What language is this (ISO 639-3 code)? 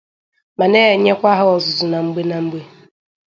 ibo